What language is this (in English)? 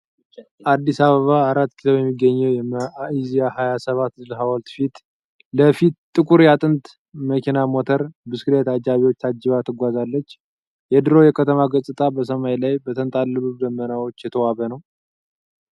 Amharic